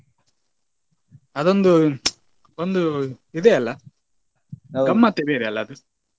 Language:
Kannada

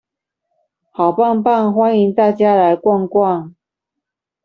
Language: Chinese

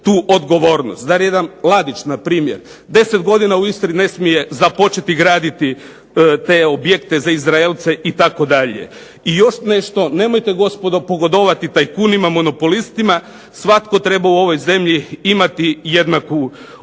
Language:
Croatian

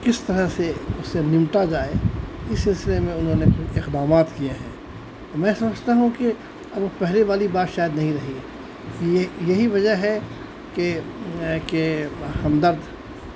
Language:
Urdu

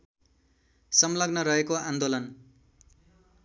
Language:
Nepali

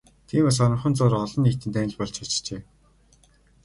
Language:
Mongolian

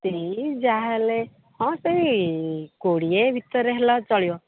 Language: Odia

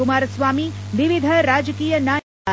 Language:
Kannada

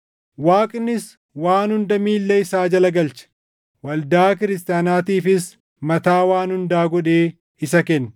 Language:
Oromo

